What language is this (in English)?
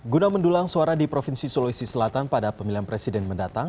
Indonesian